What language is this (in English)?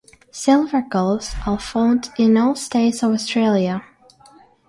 English